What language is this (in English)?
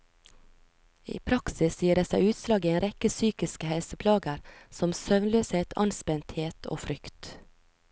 Norwegian